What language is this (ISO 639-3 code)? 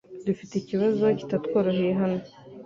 kin